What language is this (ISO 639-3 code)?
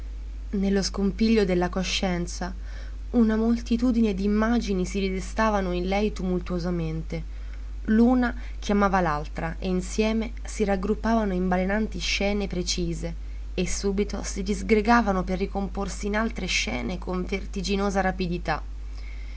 ita